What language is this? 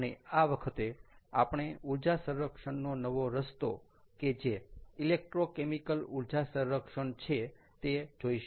Gujarati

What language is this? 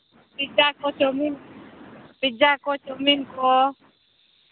Santali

